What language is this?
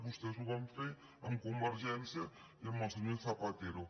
Catalan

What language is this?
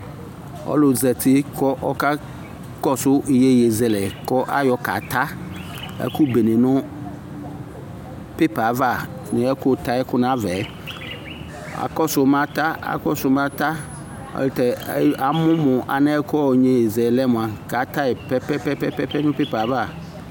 Ikposo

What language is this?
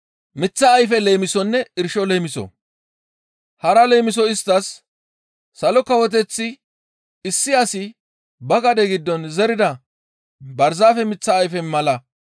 Gamo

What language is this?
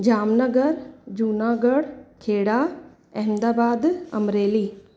Sindhi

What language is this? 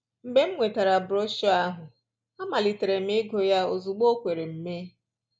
Igbo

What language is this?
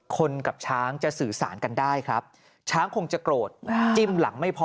Thai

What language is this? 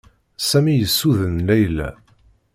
Kabyle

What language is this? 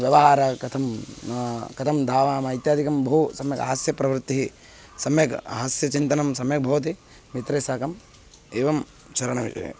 Sanskrit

